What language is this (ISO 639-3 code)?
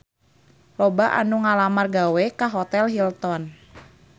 sun